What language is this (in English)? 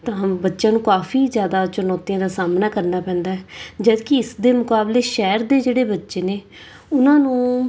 Punjabi